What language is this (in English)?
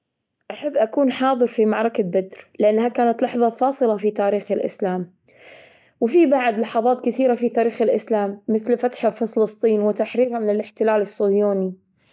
Gulf Arabic